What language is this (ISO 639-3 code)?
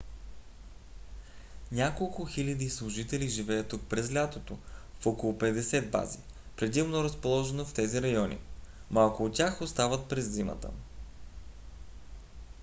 bul